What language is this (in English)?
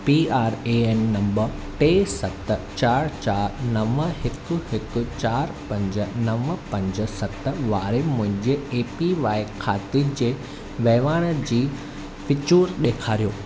Sindhi